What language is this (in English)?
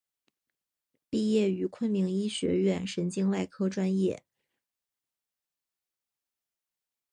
Chinese